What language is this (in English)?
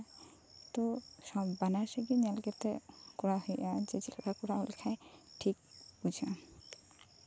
Santali